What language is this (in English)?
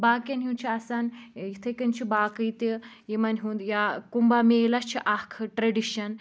Kashmiri